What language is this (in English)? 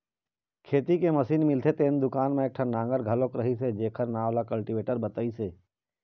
Chhattisgarhi